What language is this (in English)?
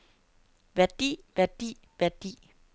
Danish